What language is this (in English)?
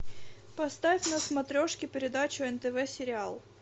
Russian